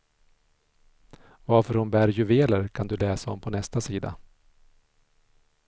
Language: Swedish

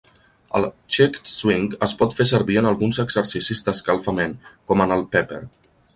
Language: Catalan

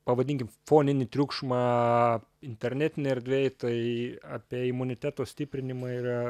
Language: Lithuanian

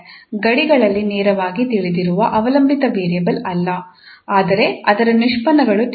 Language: Kannada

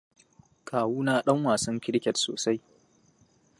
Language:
Hausa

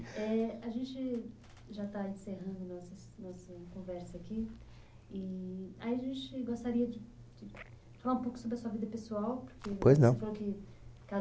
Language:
Portuguese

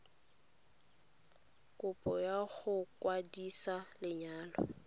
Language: Tswana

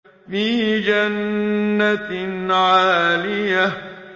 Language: Arabic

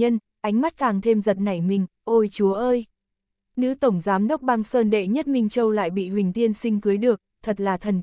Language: Vietnamese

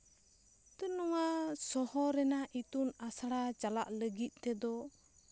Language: Santali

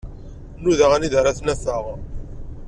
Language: Kabyle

